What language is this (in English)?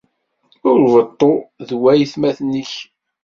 Kabyle